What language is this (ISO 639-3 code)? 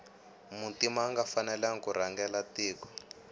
tso